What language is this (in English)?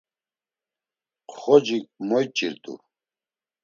Laz